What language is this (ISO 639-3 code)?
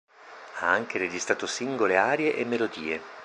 ita